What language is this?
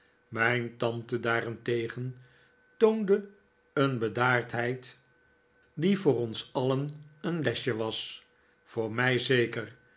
Dutch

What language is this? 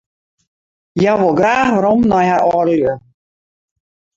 Western Frisian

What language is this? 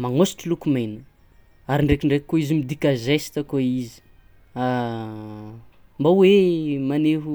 Tsimihety Malagasy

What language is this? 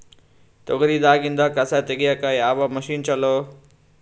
Kannada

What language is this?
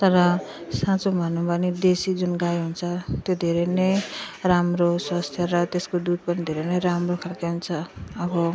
Nepali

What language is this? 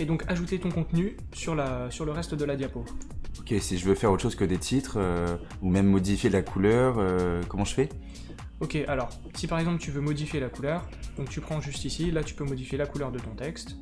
French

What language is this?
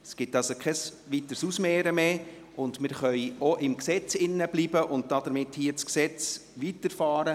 Swiss German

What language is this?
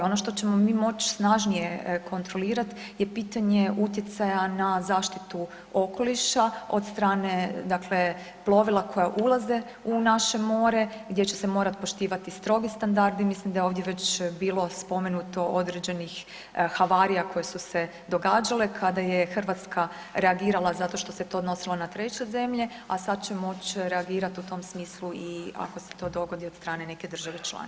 Croatian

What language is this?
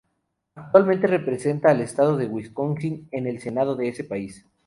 Spanish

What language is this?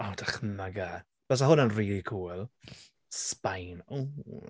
Welsh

